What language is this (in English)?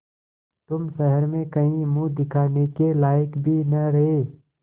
Hindi